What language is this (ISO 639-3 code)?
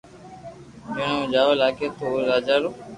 lrk